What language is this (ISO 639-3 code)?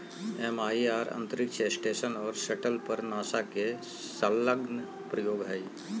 mag